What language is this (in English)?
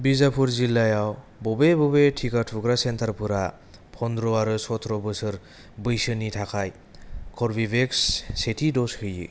Bodo